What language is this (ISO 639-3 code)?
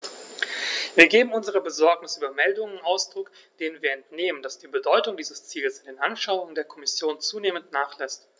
deu